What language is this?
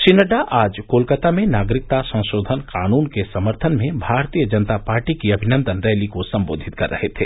Hindi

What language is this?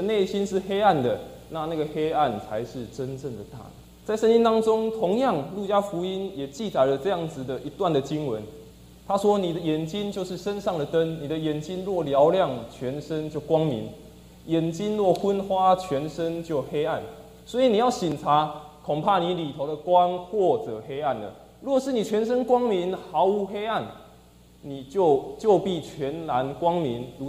Chinese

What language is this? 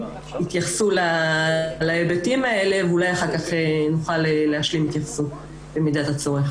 Hebrew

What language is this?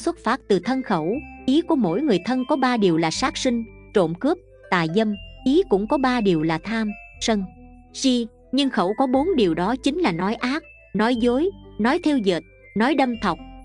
Vietnamese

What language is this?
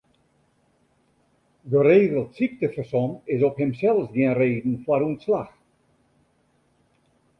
Western Frisian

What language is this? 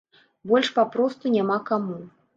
Belarusian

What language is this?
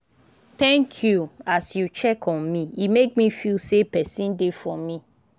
Nigerian Pidgin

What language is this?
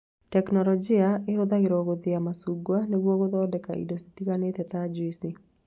Kikuyu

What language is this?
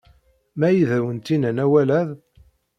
Kabyle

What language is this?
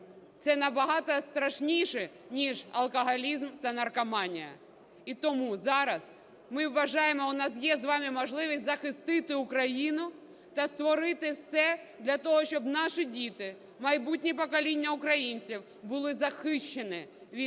Ukrainian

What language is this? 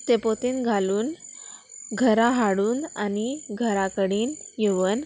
Konkani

